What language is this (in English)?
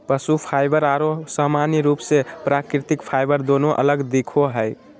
Magahi